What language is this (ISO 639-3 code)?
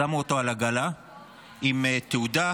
heb